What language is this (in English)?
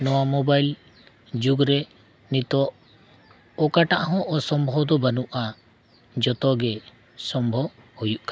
Santali